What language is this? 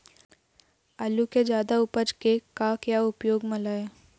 Chhattisgarhi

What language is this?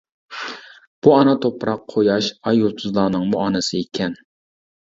Uyghur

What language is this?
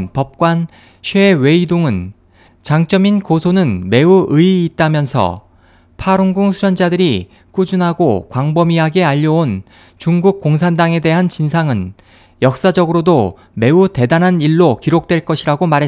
Korean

